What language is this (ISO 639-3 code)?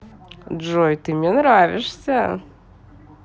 rus